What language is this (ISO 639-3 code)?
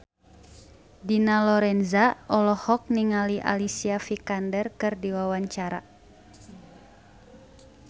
sun